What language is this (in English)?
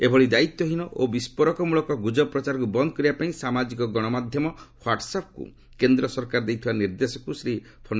Odia